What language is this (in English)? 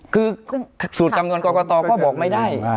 Thai